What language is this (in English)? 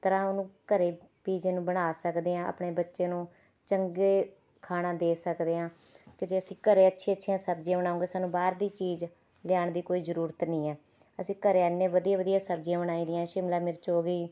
Punjabi